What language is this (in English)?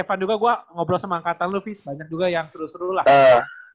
Indonesian